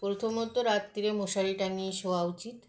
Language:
Bangla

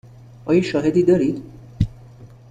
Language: Persian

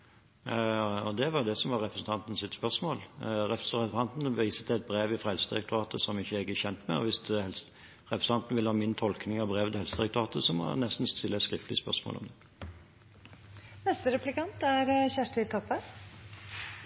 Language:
Norwegian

